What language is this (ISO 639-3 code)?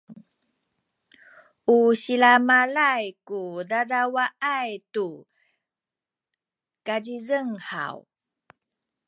szy